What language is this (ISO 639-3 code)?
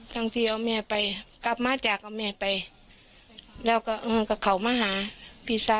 tha